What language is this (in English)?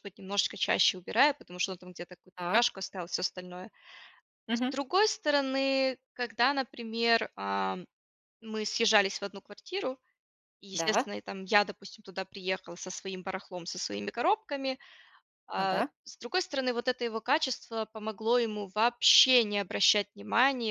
Russian